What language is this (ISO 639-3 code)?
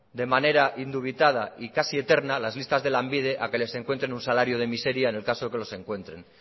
spa